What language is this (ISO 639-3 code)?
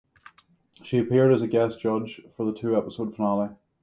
eng